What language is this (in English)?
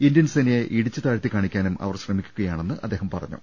Malayalam